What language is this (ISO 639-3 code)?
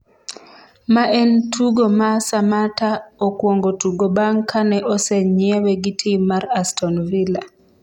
luo